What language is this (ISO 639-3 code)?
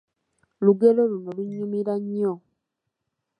lug